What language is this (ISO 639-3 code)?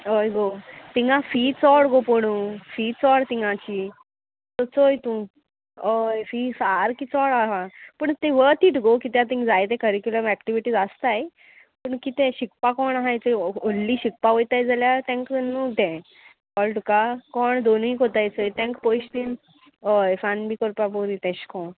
kok